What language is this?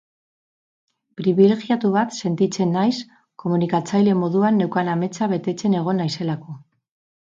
Basque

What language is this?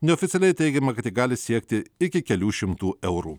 Lithuanian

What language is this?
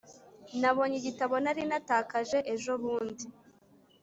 Kinyarwanda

